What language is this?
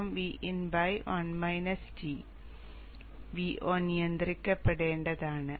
Malayalam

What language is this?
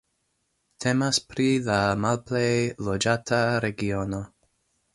Esperanto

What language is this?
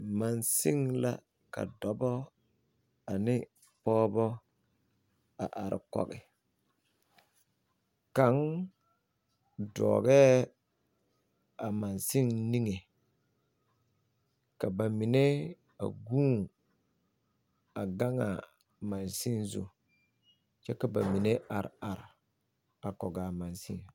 Southern Dagaare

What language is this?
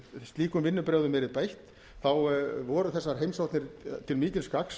Icelandic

